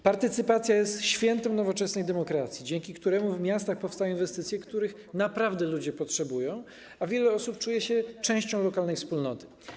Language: Polish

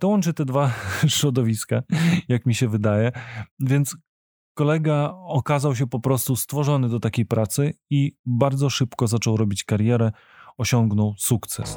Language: Polish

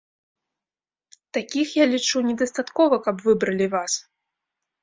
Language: Belarusian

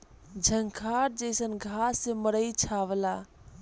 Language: Bhojpuri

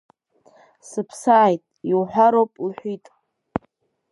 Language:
Abkhazian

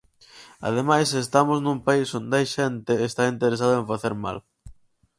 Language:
Galician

